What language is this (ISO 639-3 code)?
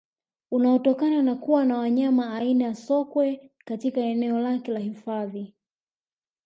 swa